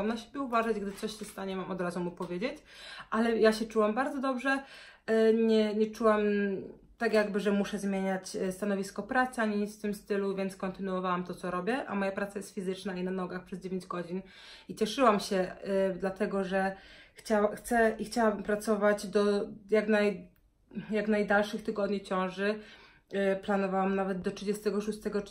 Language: Polish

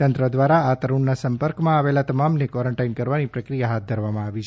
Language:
Gujarati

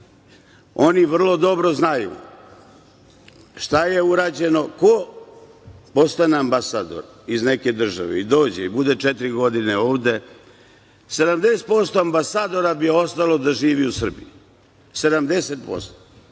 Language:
Serbian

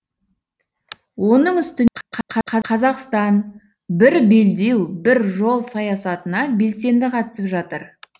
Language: Kazakh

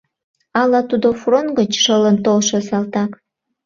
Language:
Mari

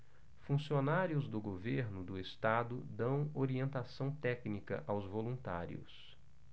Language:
Portuguese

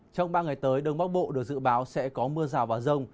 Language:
Vietnamese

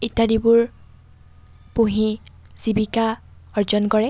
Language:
Assamese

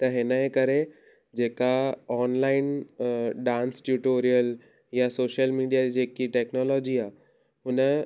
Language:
Sindhi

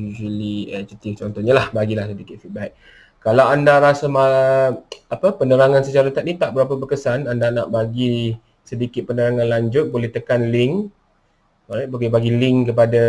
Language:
Malay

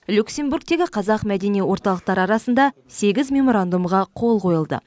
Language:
Kazakh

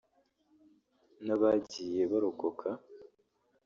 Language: Kinyarwanda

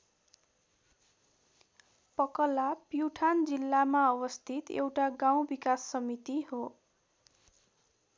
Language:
Nepali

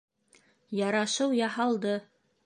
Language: Bashkir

